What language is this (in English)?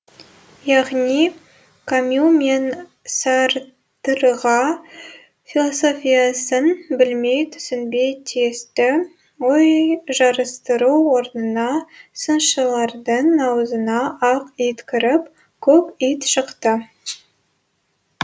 Kazakh